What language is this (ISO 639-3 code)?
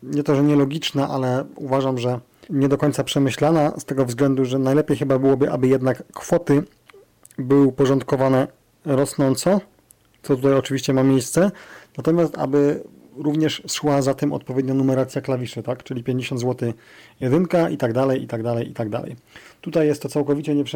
pol